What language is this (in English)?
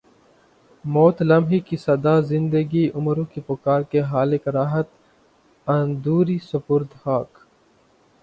Urdu